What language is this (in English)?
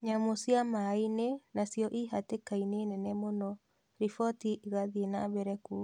Kikuyu